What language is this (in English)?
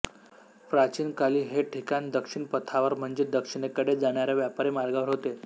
Marathi